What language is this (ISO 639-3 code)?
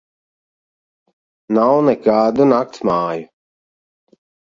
lav